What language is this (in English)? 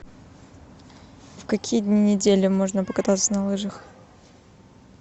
Russian